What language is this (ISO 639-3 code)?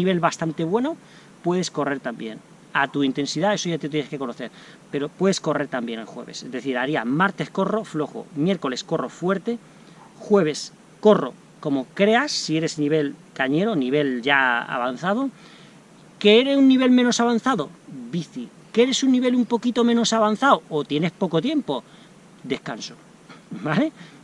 spa